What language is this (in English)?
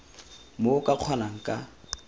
Tswana